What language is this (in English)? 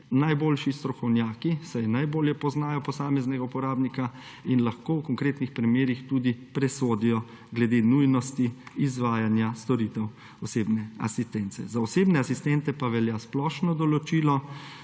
Slovenian